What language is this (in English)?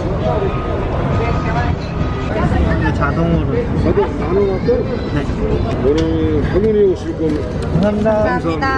Korean